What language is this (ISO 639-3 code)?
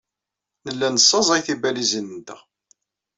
kab